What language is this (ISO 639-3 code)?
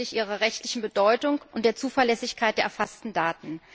deu